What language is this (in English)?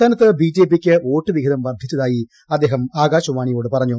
Malayalam